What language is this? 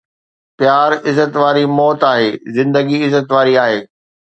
Sindhi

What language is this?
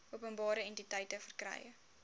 Afrikaans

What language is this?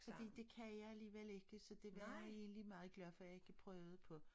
Danish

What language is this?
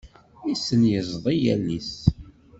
Kabyle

